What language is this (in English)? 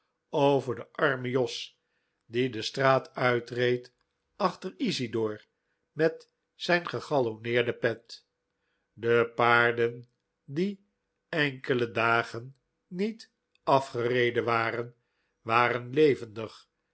Dutch